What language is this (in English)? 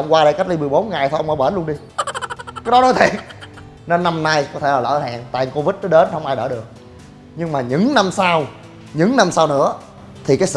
Vietnamese